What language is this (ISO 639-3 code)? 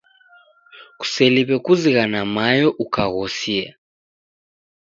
dav